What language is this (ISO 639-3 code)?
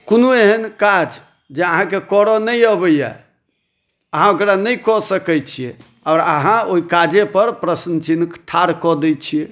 mai